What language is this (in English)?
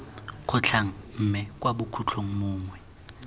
Tswana